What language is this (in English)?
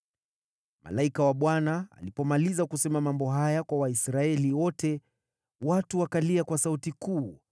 Swahili